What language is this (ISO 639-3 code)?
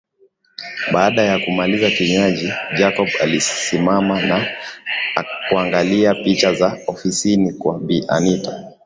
swa